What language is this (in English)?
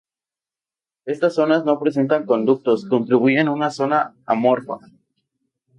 Spanish